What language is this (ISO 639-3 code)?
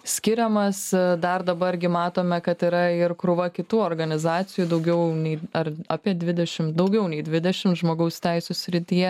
lit